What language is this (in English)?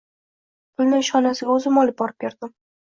Uzbek